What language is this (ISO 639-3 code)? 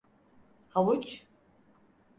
tur